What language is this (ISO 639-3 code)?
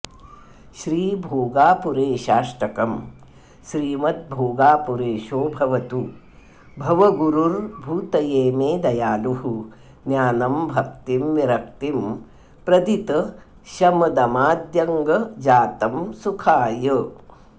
san